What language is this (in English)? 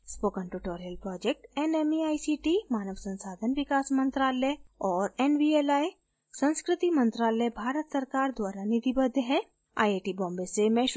Hindi